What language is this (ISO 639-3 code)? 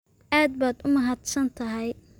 som